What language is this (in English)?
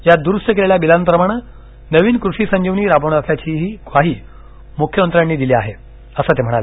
Marathi